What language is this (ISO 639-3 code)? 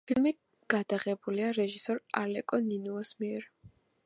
kat